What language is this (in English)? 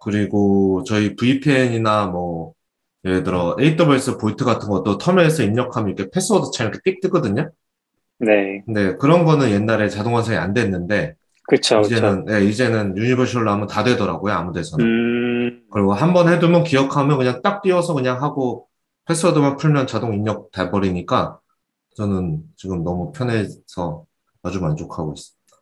Korean